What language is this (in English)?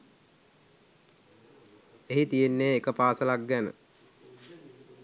Sinhala